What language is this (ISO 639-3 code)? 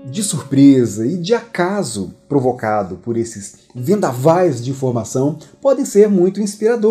por